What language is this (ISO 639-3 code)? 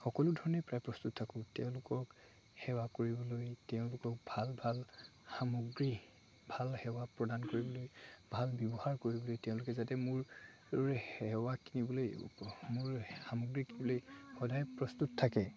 asm